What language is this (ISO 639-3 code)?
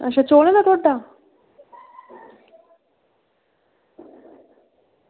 doi